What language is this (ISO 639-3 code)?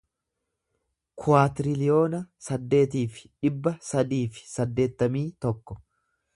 orm